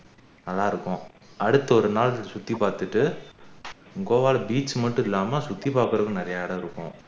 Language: Tamil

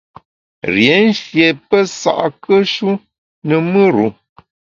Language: Bamun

